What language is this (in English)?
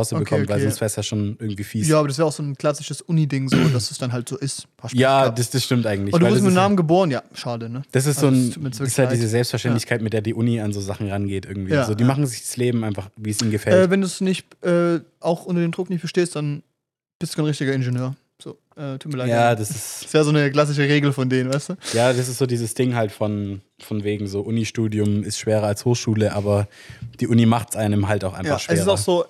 German